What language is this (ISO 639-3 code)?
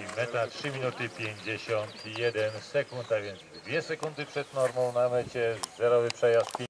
pol